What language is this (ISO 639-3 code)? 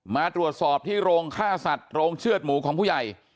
tha